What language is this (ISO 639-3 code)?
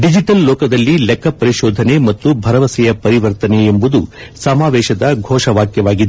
kan